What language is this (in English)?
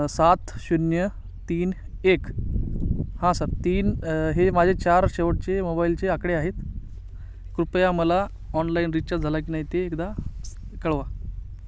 Marathi